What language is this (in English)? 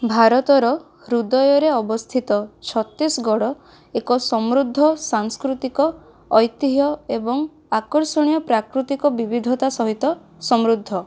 Odia